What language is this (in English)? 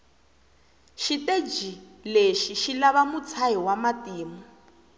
Tsonga